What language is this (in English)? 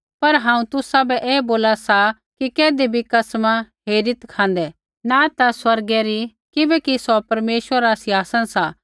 Kullu Pahari